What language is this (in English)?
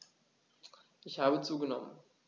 German